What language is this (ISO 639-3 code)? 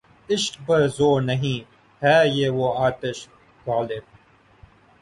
urd